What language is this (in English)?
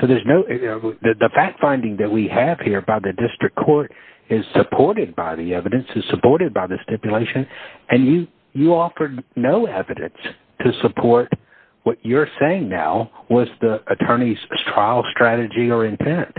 English